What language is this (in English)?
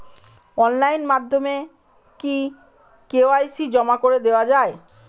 Bangla